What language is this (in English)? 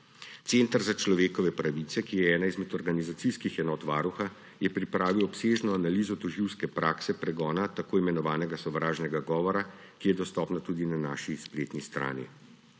Slovenian